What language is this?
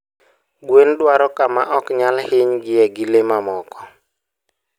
Luo (Kenya and Tanzania)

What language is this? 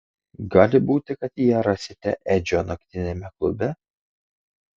Lithuanian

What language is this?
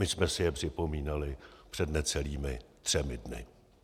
Czech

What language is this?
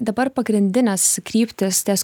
Lithuanian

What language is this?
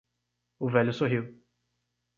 Portuguese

